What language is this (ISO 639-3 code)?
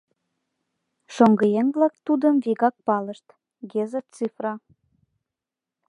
chm